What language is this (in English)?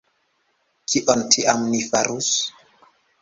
Esperanto